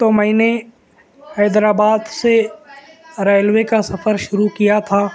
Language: Urdu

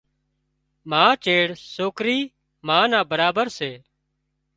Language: Wadiyara Koli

